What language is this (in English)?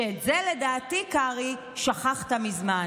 Hebrew